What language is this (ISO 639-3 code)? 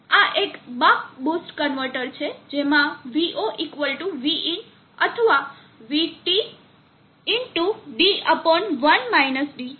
guj